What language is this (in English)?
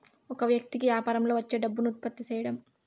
Telugu